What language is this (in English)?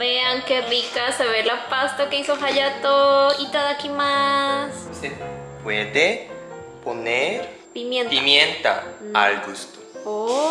Spanish